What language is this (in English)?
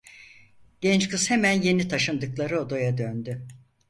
Turkish